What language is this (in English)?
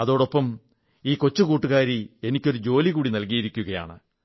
Malayalam